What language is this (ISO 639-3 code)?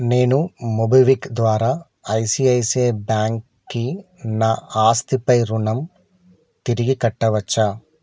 tel